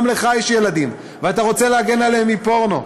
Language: Hebrew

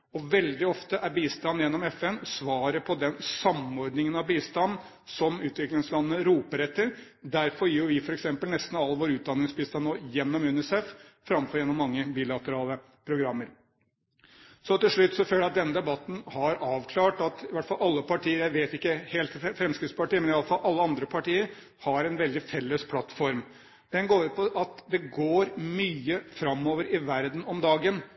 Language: Norwegian Bokmål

